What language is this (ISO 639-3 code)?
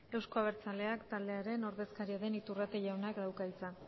eus